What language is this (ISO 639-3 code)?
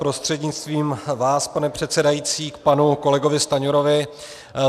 ces